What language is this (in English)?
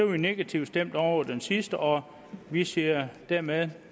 Danish